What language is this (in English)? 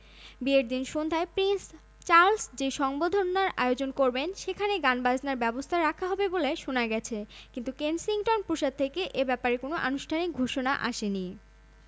Bangla